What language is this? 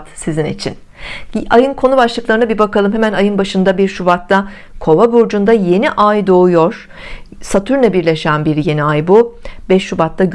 Turkish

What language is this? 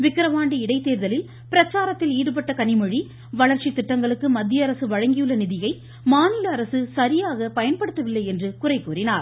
Tamil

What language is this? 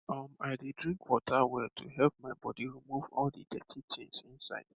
Nigerian Pidgin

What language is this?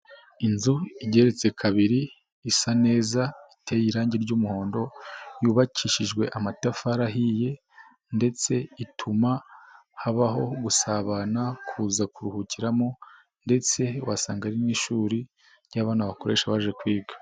Kinyarwanda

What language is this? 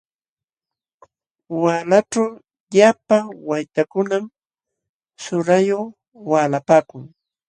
Jauja Wanca Quechua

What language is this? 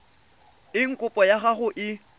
Tswana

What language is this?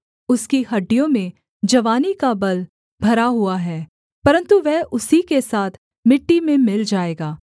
Hindi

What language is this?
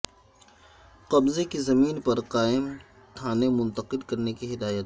Urdu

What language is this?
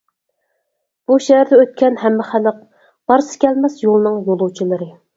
Uyghur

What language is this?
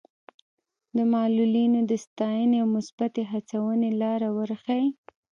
Pashto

